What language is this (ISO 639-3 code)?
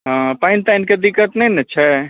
mai